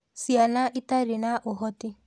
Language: Kikuyu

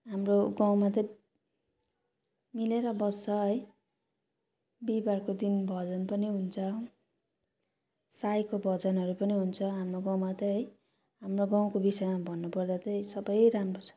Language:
Nepali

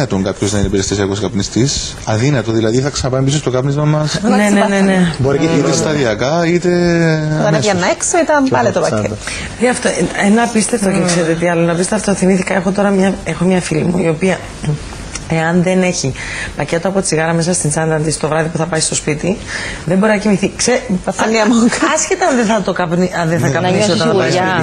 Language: Greek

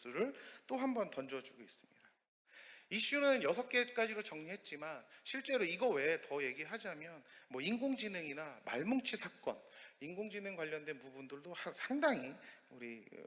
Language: Korean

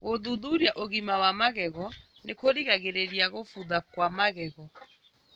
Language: Kikuyu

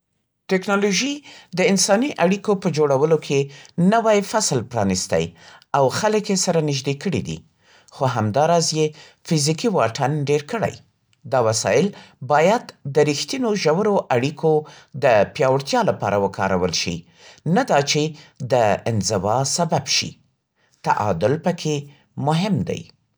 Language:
Central Pashto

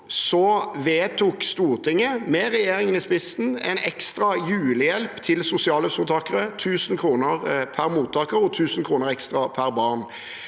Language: Norwegian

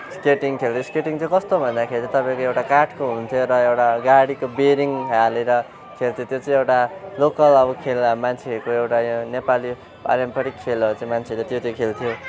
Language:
Nepali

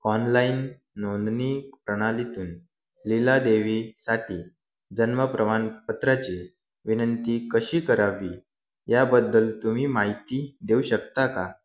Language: Marathi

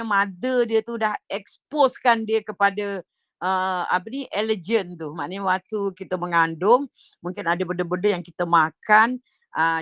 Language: Malay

